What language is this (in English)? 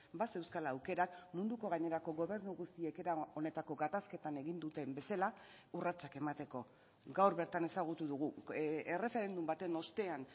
Basque